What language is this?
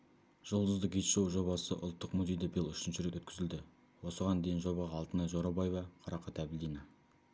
Kazakh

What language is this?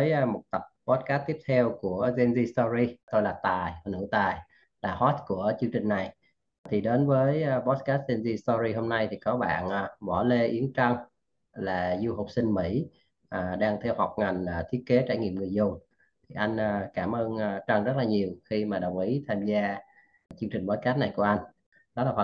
Vietnamese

